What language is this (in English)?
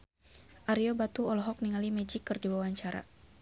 Sundanese